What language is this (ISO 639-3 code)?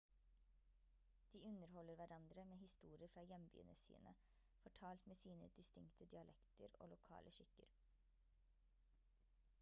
nob